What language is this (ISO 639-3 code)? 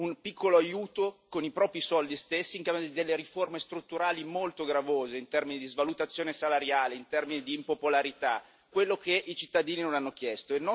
ita